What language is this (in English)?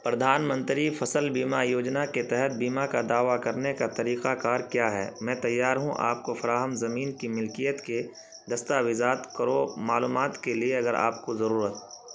Urdu